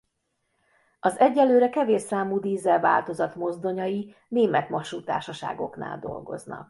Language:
Hungarian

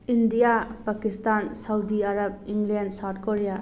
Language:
Manipuri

